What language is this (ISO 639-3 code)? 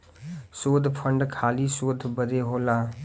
bho